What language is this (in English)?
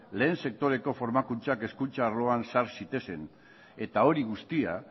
Basque